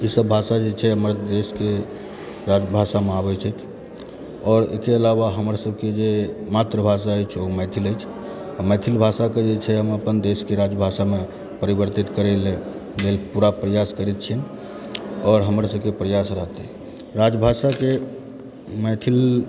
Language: Maithili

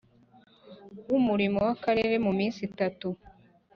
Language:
Kinyarwanda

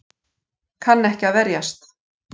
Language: Icelandic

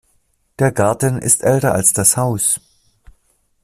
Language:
German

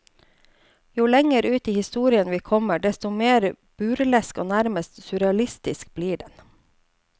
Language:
Norwegian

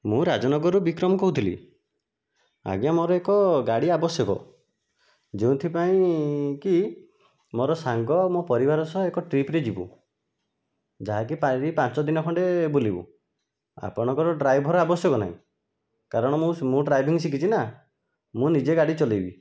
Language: Odia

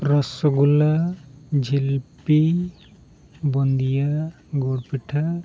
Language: Santali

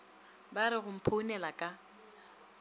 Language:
Northern Sotho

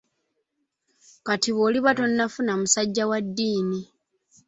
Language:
Ganda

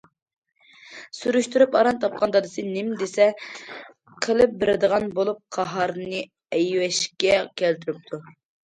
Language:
Uyghur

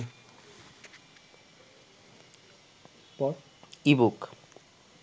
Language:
Bangla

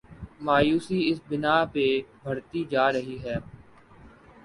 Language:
Urdu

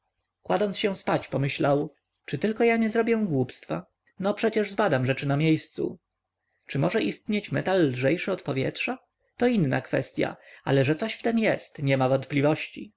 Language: Polish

